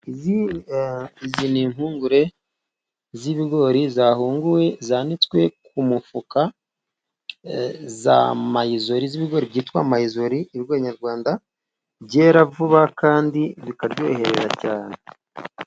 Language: Kinyarwanda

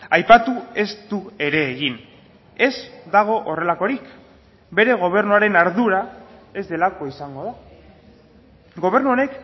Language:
Basque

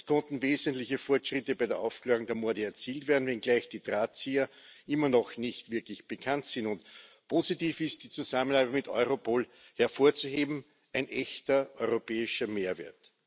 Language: German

